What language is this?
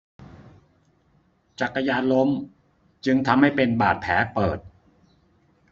Thai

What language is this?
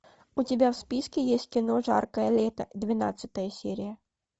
Russian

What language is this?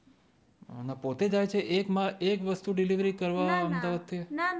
Gujarati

